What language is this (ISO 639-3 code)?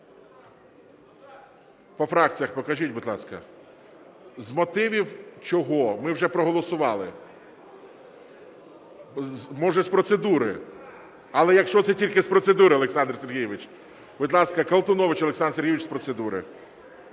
ukr